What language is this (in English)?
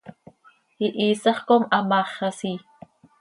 Seri